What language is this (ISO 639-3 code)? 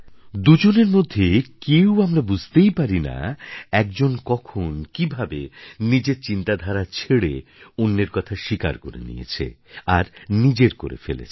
ben